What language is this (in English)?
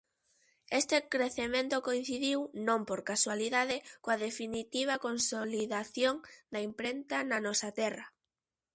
Galician